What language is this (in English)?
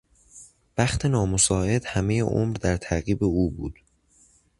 Persian